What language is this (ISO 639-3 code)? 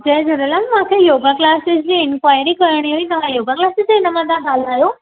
snd